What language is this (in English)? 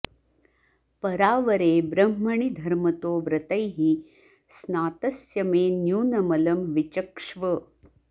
Sanskrit